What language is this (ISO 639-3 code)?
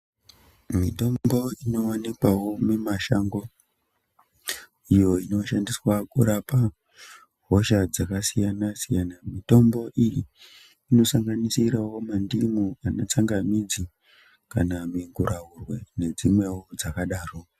ndc